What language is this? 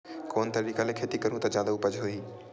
Chhattisgarhi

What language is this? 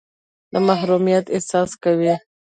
Pashto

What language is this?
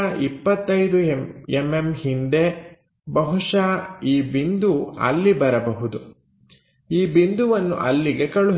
Kannada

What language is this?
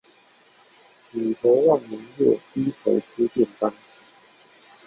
Chinese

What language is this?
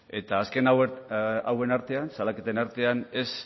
Basque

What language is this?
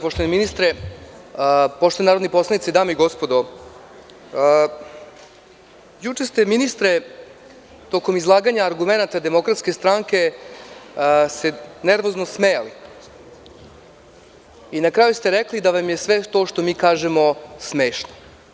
Serbian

